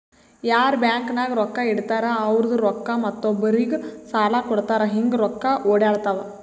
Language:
Kannada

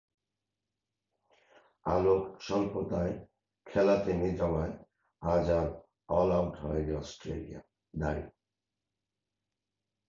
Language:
Bangla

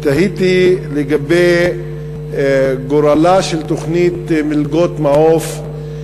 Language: Hebrew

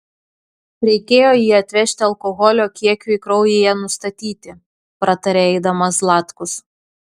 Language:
Lithuanian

